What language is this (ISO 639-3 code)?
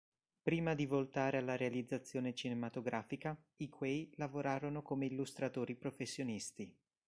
ita